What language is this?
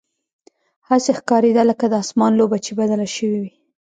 Pashto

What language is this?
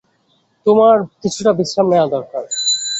Bangla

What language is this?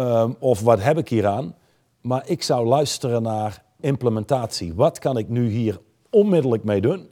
Dutch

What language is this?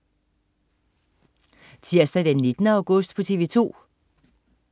Danish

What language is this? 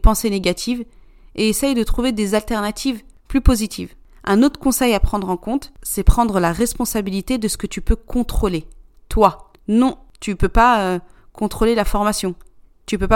French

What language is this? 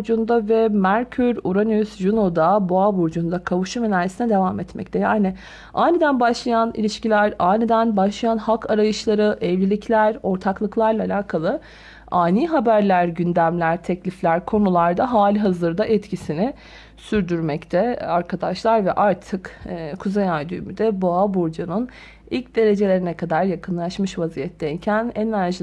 Turkish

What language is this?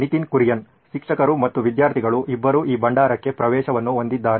Kannada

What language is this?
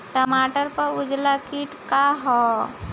Bhojpuri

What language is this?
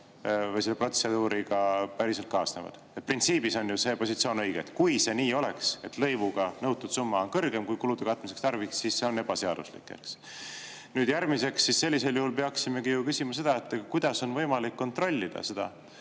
Estonian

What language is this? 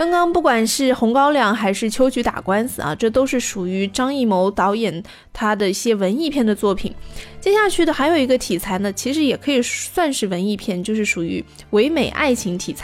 Chinese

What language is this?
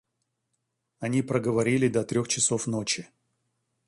Russian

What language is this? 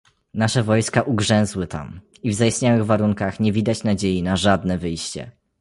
Polish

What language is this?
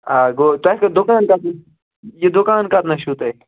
Kashmiri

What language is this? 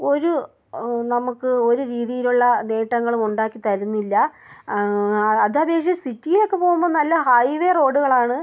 Malayalam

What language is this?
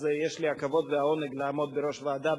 Hebrew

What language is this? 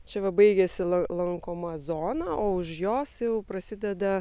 Lithuanian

